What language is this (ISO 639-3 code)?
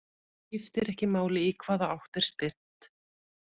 isl